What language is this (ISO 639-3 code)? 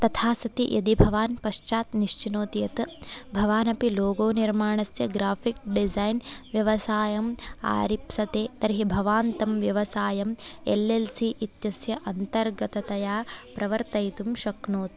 san